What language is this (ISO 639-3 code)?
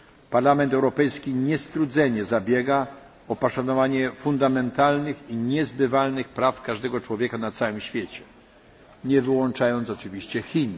pol